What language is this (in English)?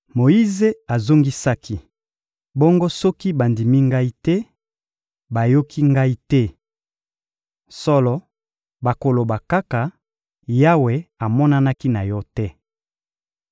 Lingala